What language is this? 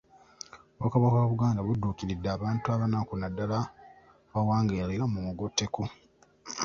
Ganda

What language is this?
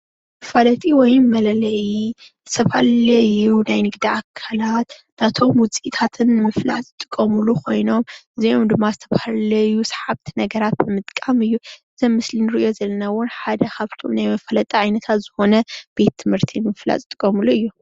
Tigrinya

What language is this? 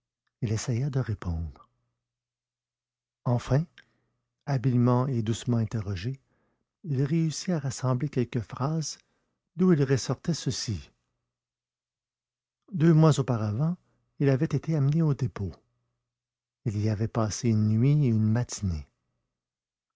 French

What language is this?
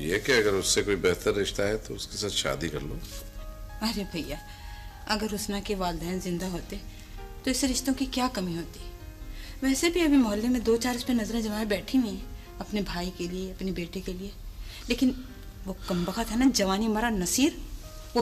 Hindi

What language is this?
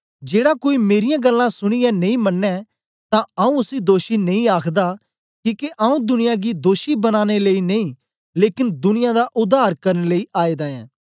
Dogri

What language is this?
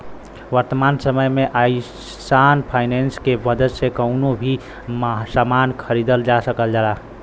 Bhojpuri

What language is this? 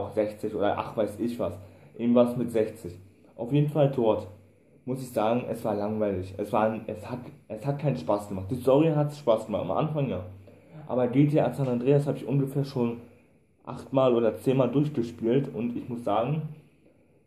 German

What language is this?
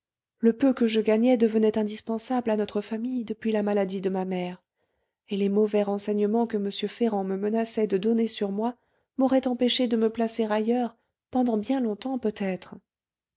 French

